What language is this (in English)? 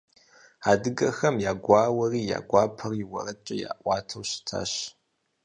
Kabardian